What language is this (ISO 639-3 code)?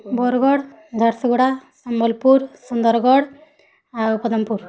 ori